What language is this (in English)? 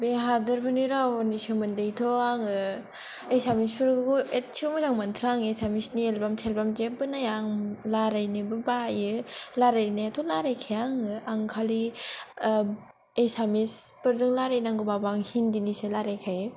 Bodo